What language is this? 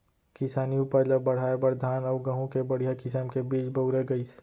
Chhattisgarhi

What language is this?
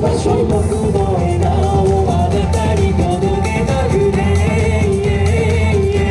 Japanese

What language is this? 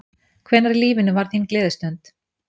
Icelandic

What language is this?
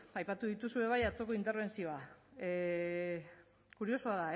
Basque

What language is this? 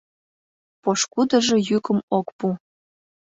Mari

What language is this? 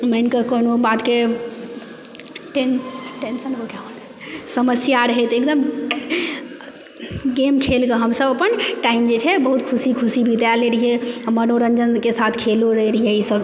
Maithili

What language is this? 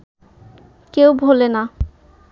Bangla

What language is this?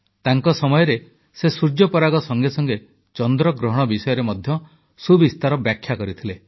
Odia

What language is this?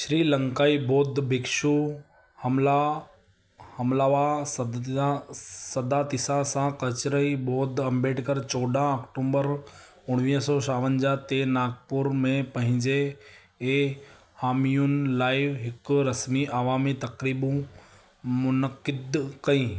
Sindhi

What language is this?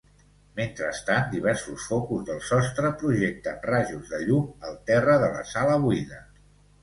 Catalan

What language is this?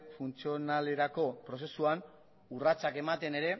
Basque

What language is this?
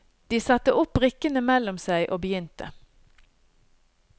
Norwegian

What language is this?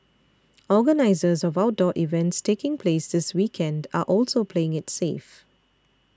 English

